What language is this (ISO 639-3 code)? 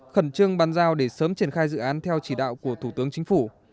vie